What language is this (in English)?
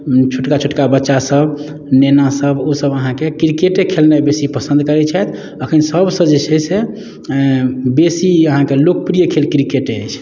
Maithili